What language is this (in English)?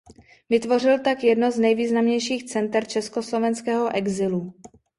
Czech